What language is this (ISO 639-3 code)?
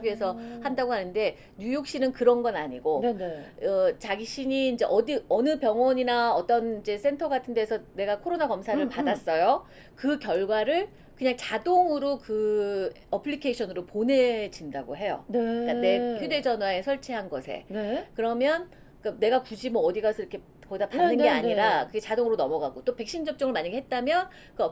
kor